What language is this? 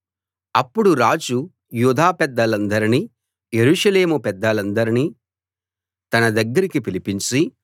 Telugu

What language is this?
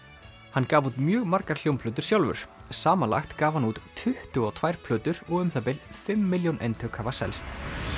Icelandic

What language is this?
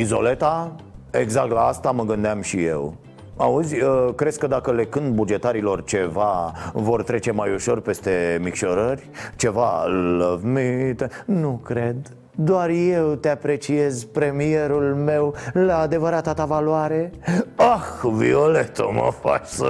Romanian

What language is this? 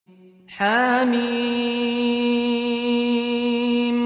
Arabic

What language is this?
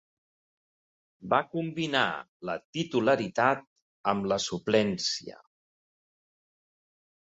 Catalan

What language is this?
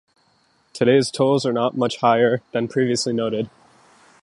English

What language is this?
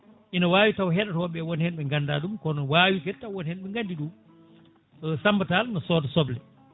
Fula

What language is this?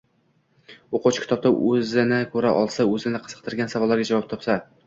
Uzbek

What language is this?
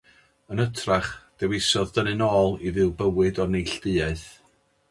Welsh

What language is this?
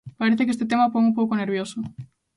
Galician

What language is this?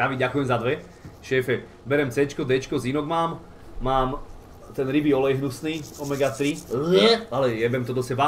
Czech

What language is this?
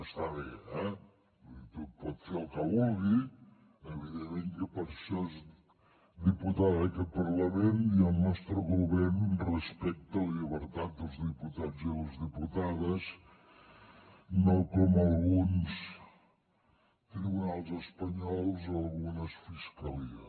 Catalan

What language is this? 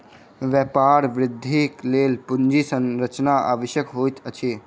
Maithili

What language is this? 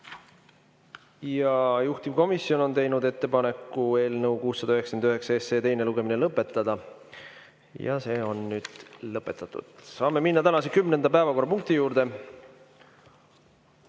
Estonian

